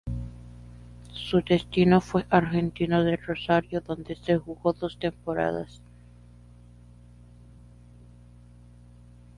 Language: Spanish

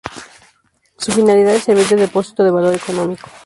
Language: Spanish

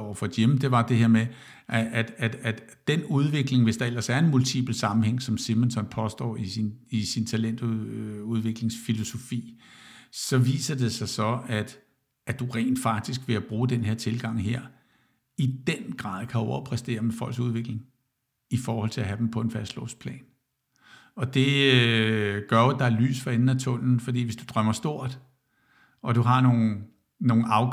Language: Danish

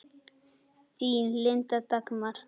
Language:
Icelandic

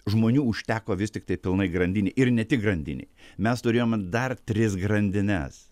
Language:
Lithuanian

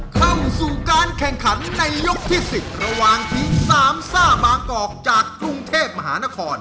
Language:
Thai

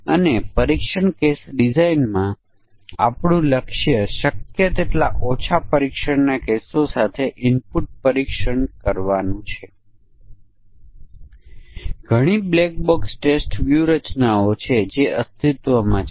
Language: Gujarati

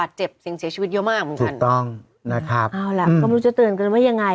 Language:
Thai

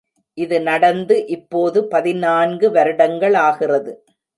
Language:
Tamil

